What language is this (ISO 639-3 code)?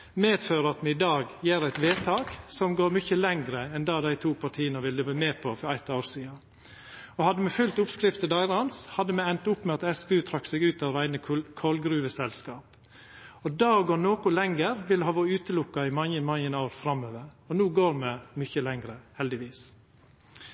nno